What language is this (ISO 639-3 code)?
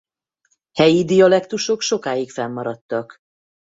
hun